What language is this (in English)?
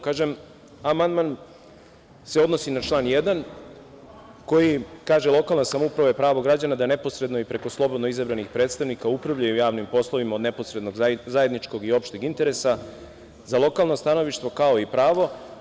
Serbian